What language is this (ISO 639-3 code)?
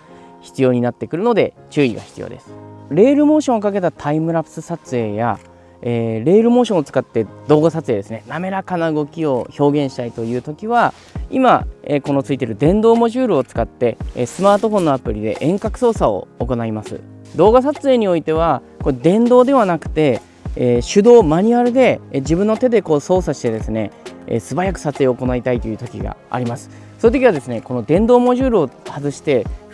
jpn